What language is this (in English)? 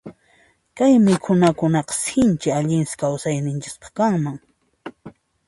Puno Quechua